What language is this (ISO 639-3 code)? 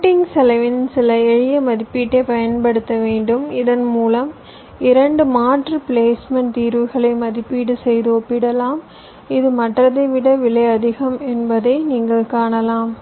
tam